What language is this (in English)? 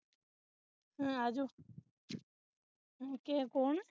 Punjabi